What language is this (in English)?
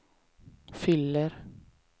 Swedish